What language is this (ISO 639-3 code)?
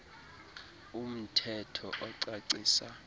xho